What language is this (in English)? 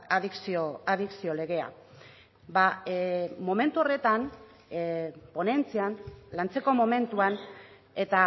Basque